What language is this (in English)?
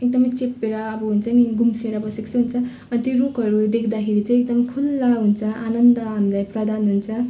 Nepali